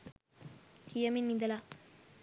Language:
Sinhala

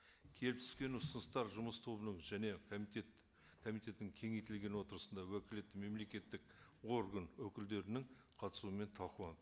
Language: Kazakh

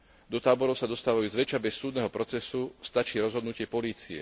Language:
Slovak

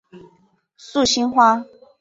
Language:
Chinese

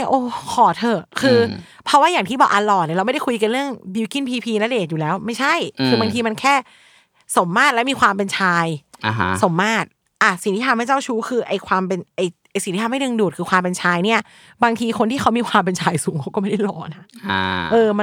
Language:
Thai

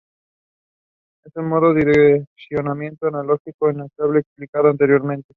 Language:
Spanish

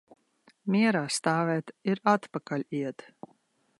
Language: Latvian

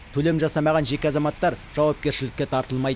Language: Kazakh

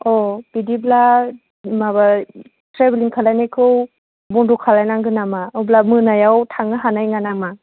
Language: Bodo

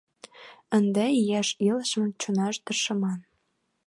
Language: Mari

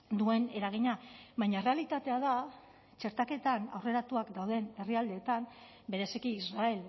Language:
Basque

